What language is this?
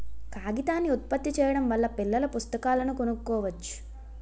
Telugu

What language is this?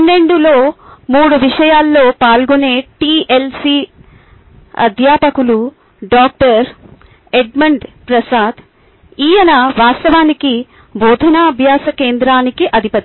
Telugu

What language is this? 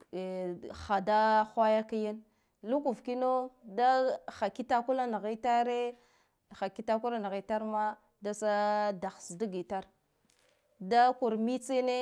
Guduf-Gava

